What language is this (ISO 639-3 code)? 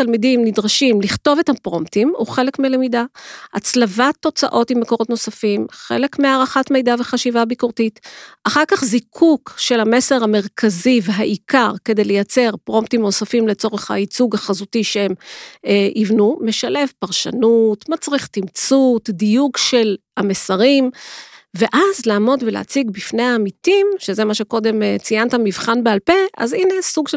heb